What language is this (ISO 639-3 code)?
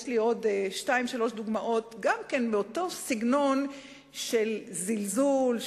heb